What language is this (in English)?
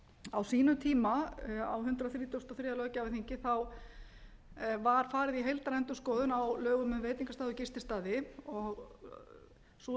Icelandic